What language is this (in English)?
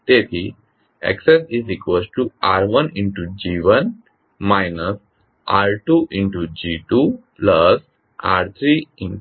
Gujarati